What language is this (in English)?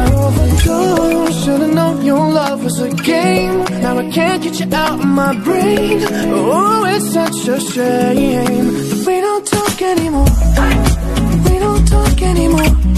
Greek